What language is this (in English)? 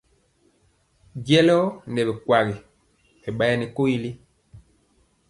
Mpiemo